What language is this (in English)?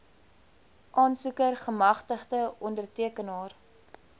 Afrikaans